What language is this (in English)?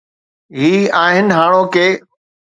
Sindhi